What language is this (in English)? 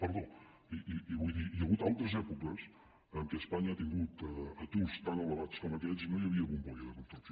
Catalan